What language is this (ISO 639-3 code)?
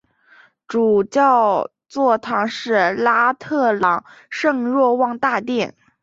zho